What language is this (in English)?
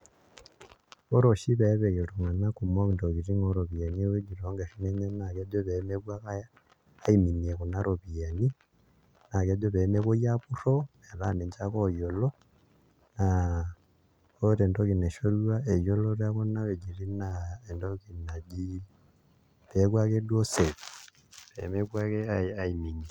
Masai